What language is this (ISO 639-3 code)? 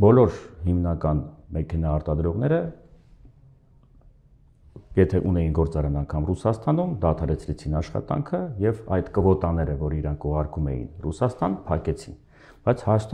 ron